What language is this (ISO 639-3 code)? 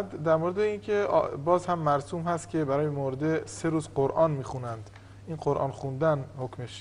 fas